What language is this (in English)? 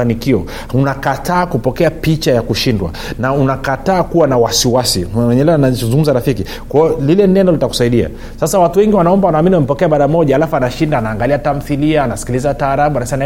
Swahili